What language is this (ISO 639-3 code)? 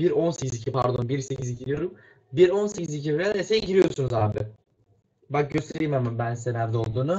tur